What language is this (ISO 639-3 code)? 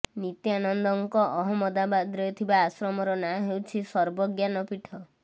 ori